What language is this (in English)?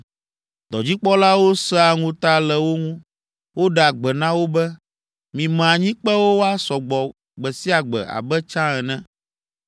Ewe